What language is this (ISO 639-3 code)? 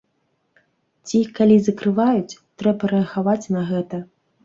bel